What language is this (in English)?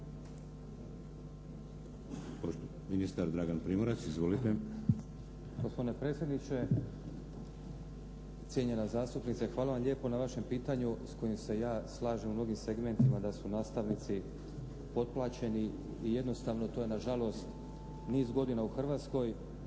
Croatian